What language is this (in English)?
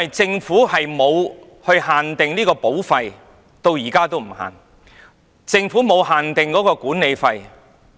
Cantonese